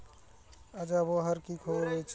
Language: Bangla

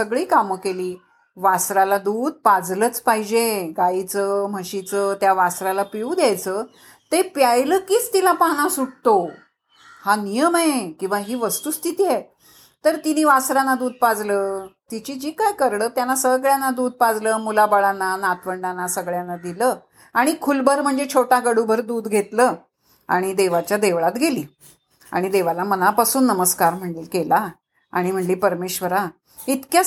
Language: Marathi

